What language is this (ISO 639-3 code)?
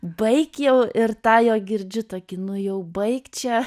lit